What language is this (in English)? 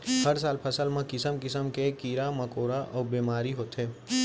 Chhattisgarhi